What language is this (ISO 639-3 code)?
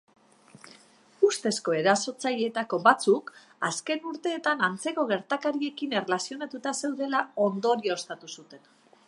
eus